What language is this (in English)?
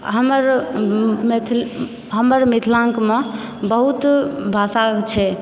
Maithili